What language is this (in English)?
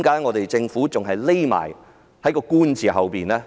Cantonese